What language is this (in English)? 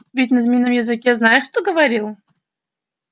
Russian